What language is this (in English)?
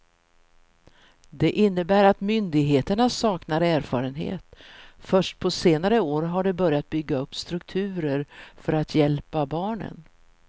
Swedish